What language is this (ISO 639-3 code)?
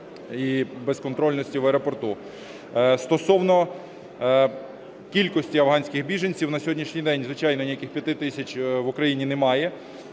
ukr